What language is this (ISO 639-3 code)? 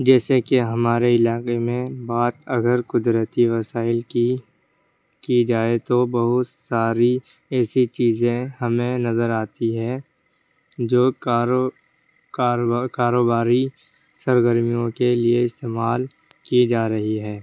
urd